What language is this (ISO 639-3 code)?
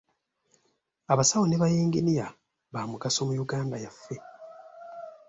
lug